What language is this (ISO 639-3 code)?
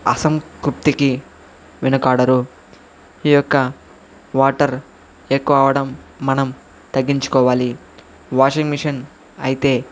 tel